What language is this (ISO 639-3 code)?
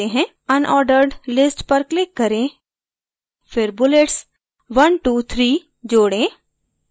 hin